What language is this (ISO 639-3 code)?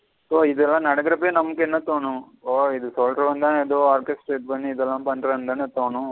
tam